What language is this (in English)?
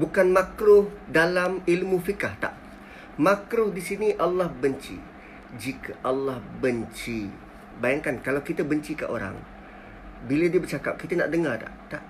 Malay